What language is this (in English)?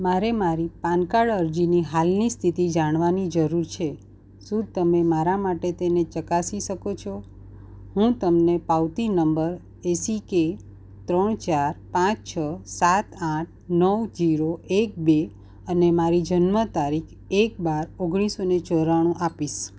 Gujarati